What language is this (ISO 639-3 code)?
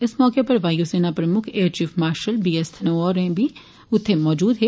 doi